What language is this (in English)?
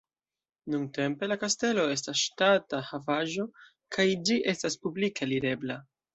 Esperanto